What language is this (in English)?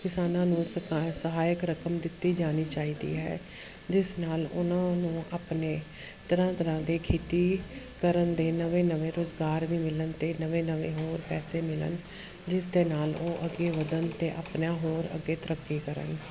Punjabi